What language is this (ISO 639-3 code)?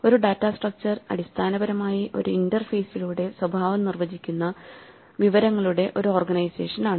mal